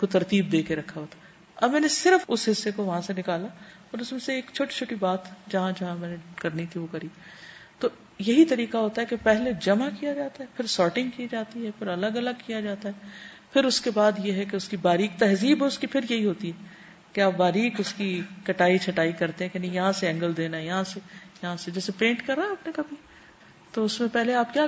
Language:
Urdu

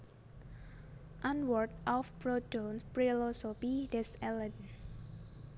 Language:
Javanese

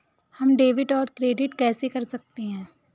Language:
Hindi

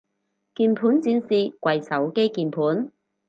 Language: Cantonese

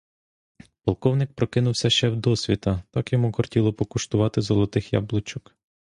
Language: Ukrainian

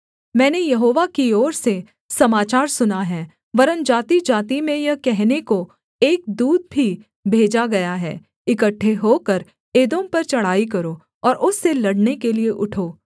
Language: Hindi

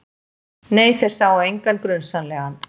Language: Icelandic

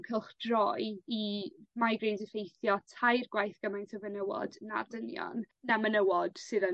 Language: Welsh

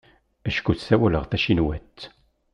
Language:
Kabyle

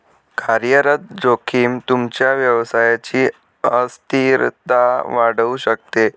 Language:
Marathi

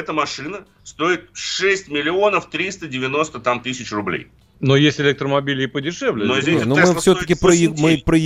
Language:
Russian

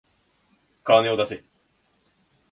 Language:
Japanese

